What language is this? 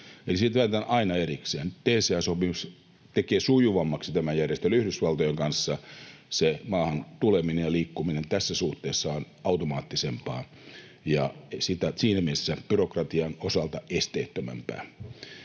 Finnish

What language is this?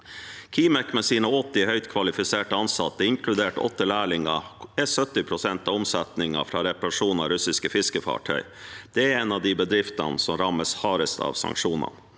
Norwegian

